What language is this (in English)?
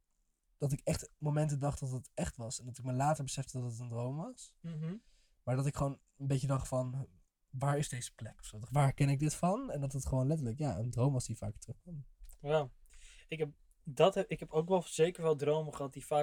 Dutch